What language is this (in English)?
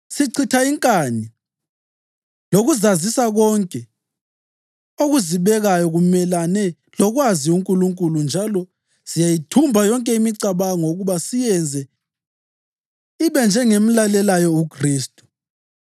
North Ndebele